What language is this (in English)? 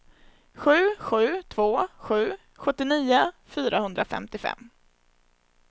Swedish